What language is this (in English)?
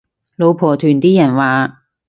Cantonese